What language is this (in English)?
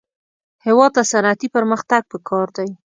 Pashto